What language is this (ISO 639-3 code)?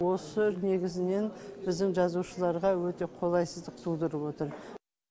kaz